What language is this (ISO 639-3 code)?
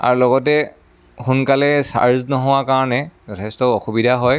asm